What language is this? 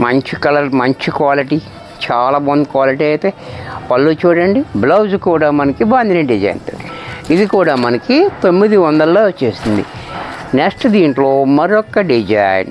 Telugu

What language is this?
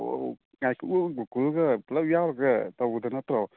Manipuri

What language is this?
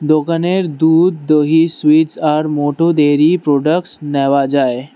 Bangla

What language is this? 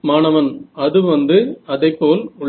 Tamil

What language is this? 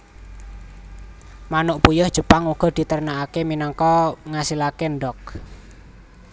Javanese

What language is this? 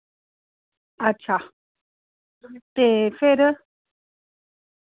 Dogri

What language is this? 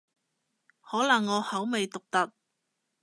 Cantonese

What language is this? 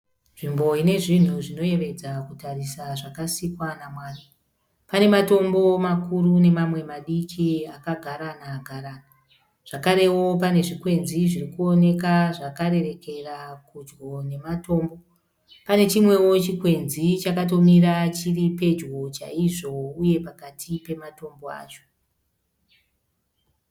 Shona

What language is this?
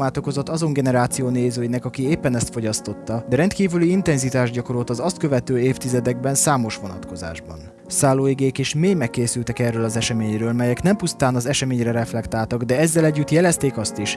Hungarian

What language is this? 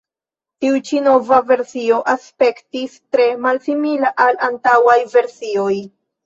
Esperanto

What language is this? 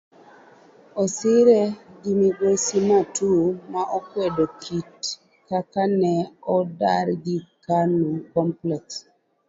Luo (Kenya and Tanzania)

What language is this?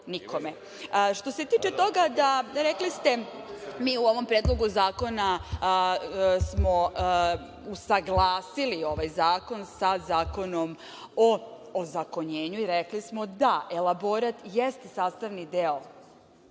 Serbian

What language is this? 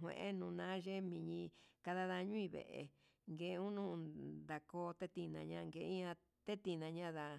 Huitepec Mixtec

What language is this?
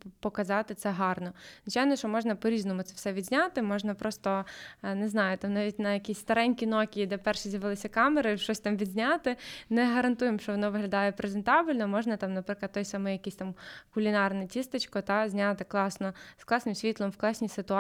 Ukrainian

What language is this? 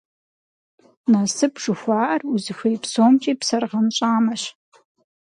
Kabardian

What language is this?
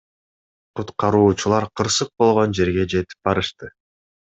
Kyrgyz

